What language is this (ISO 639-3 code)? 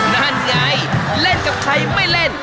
tha